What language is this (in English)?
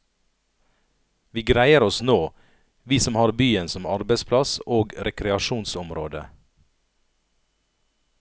Norwegian